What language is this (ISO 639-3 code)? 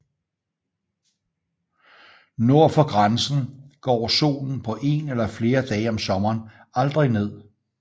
dan